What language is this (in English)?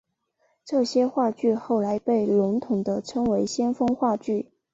Chinese